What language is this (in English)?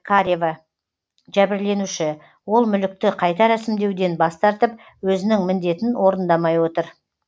Kazakh